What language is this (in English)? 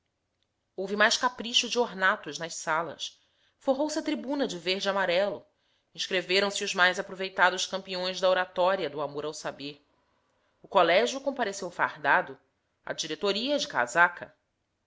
Portuguese